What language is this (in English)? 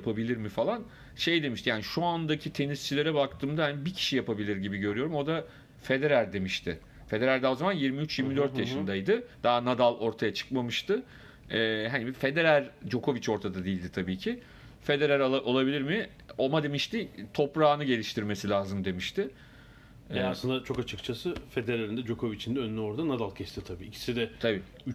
Turkish